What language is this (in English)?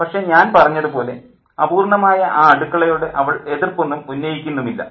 Malayalam